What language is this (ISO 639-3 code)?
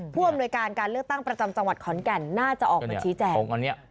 tha